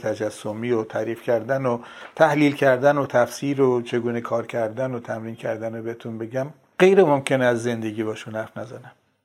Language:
Persian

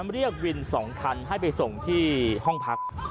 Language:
Thai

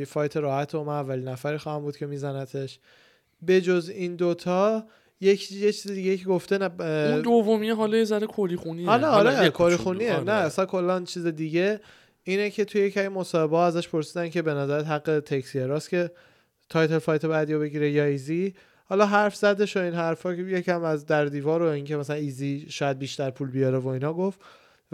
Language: Persian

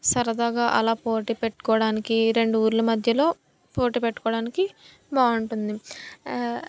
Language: Telugu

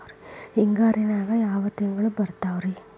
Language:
Kannada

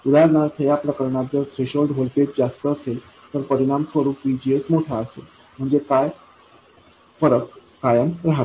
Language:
Marathi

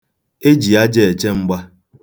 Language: Igbo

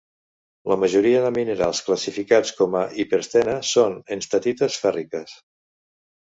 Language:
Catalan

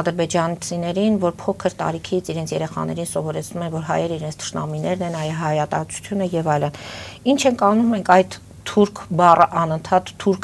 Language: Romanian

